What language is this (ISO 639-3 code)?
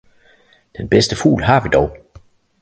dan